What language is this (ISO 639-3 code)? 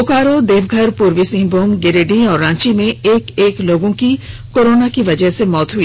hin